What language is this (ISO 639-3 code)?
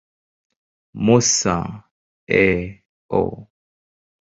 swa